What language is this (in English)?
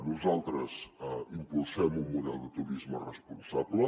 Catalan